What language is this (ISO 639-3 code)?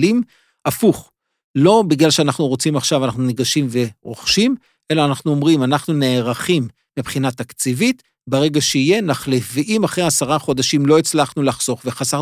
heb